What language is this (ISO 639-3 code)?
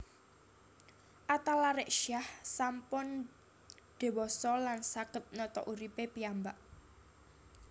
jav